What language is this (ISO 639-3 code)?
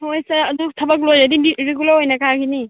mni